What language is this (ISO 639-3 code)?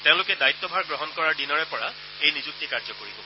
asm